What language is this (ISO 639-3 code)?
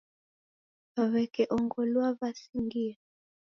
dav